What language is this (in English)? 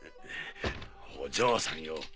Japanese